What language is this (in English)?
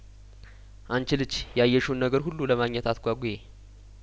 Amharic